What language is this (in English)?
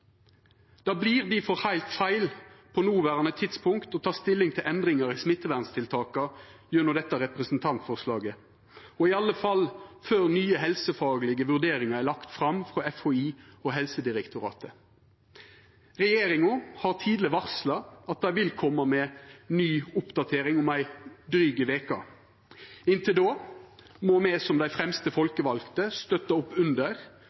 Norwegian Nynorsk